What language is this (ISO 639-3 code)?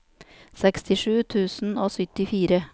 nor